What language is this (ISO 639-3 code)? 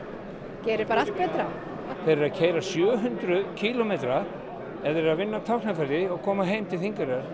isl